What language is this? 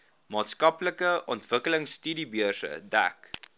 Afrikaans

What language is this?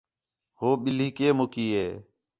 Khetrani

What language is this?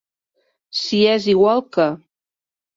Catalan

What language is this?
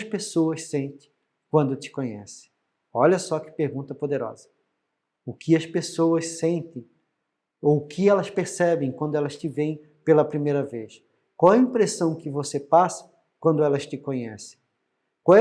Portuguese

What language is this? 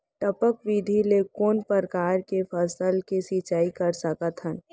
Chhattisgarhi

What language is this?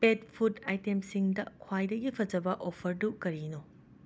Manipuri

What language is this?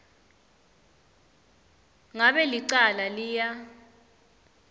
Swati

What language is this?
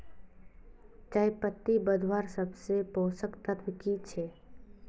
Magahi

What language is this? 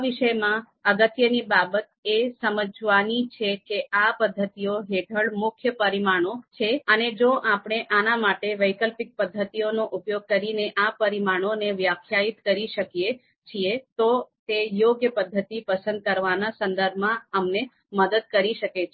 Gujarati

